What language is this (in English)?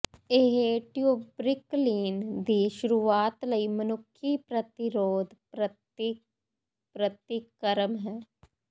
Punjabi